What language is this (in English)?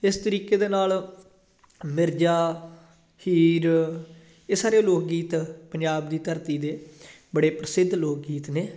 Punjabi